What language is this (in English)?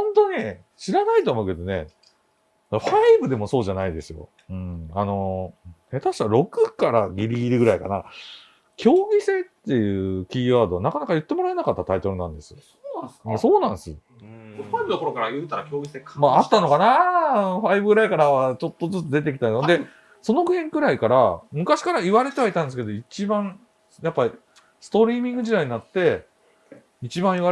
Japanese